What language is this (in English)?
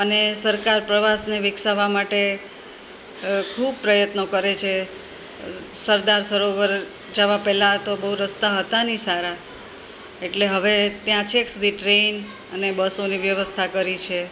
Gujarati